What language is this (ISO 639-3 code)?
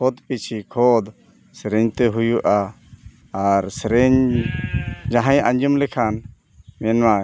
sat